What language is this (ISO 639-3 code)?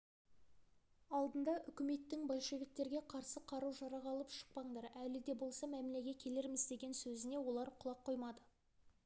kaz